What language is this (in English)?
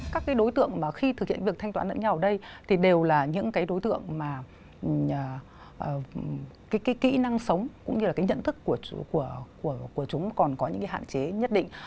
Vietnamese